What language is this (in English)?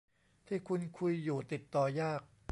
Thai